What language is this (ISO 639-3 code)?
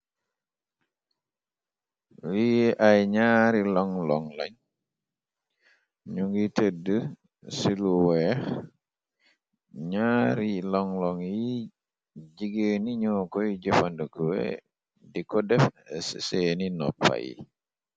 wol